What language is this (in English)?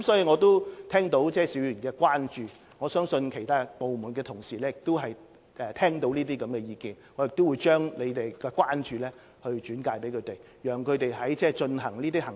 Cantonese